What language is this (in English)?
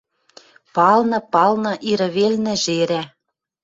Western Mari